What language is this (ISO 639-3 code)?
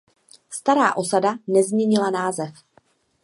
ces